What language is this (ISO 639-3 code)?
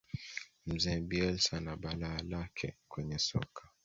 swa